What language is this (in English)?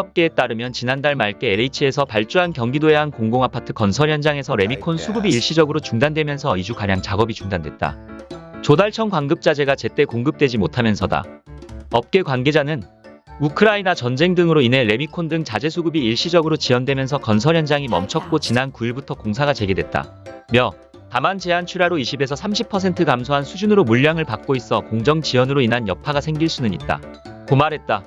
Korean